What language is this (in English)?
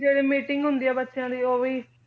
Punjabi